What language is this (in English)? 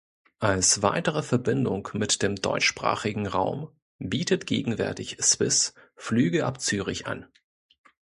German